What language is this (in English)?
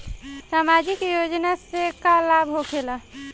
Bhojpuri